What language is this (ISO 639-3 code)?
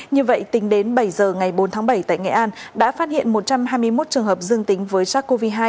vie